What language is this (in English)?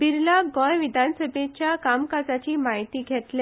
Konkani